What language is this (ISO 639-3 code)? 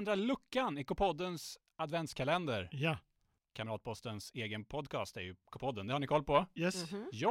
swe